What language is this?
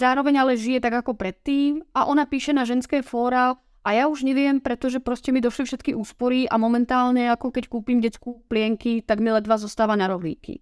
Czech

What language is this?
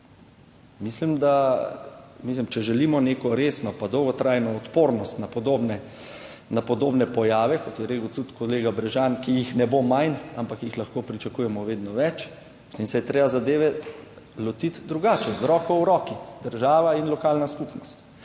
Slovenian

